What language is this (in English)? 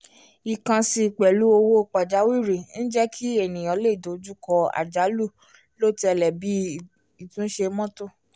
Yoruba